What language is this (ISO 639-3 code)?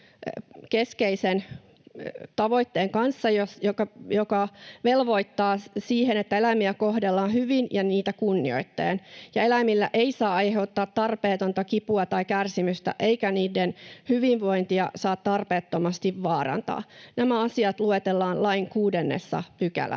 fin